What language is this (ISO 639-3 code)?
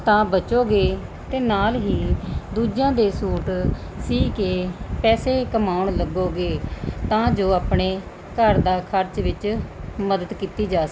pan